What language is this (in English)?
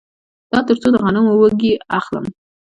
Pashto